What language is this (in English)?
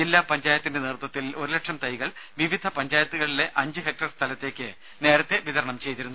Malayalam